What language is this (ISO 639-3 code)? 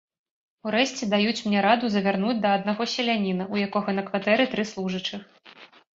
bel